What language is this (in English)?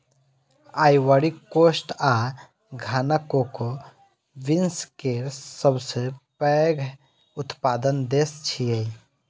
Maithili